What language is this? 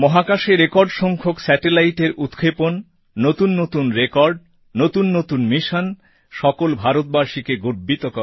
Bangla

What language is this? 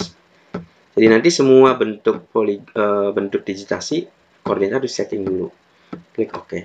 Indonesian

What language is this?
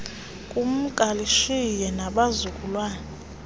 Xhosa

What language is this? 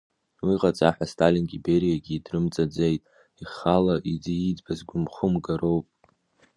Abkhazian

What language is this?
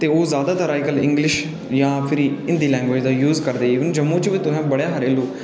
Dogri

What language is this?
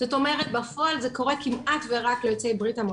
Hebrew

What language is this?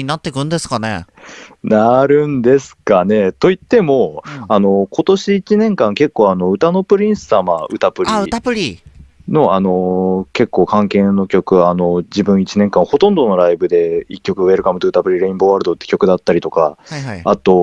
Japanese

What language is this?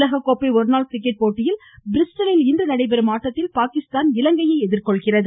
Tamil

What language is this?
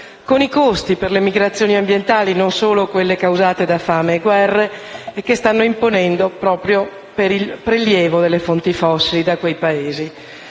Italian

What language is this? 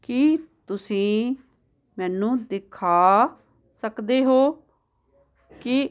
Punjabi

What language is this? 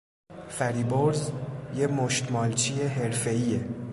Persian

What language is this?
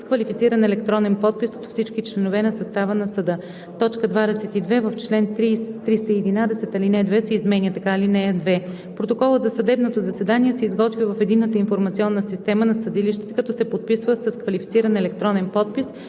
Bulgarian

